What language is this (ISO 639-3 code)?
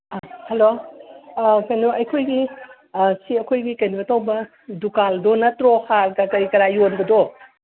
mni